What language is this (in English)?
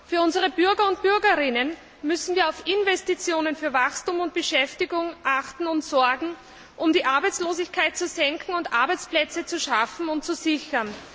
German